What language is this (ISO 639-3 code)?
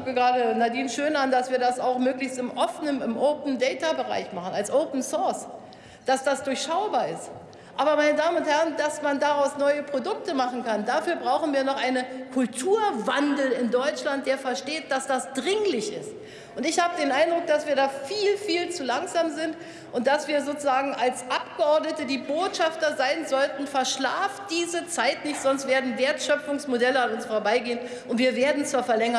deu